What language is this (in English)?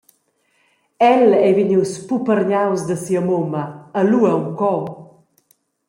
Romansh